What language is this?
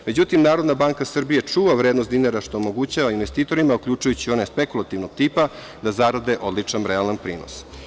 Serbian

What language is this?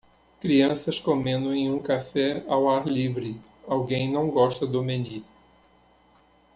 Portuguese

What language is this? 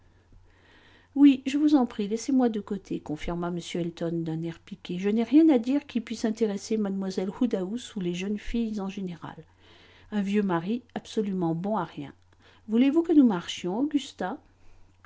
French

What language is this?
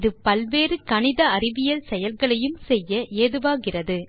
Tamil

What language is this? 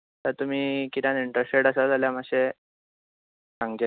Konkani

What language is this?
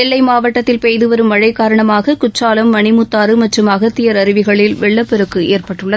Tamil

